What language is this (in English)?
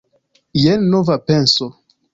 Esperanto